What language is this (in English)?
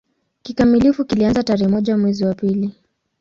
Swahili